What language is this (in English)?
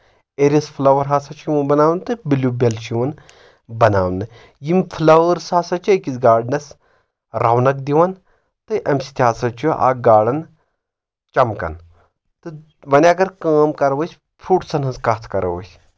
Kashmiri